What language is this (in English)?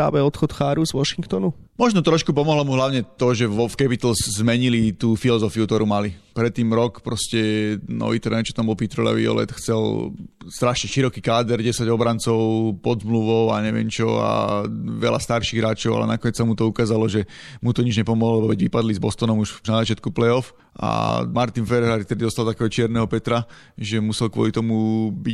Slovak